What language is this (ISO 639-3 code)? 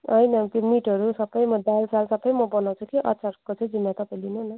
nep